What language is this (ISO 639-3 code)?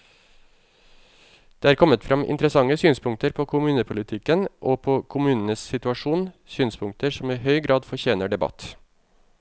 nor